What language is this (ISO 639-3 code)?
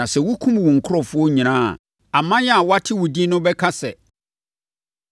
aka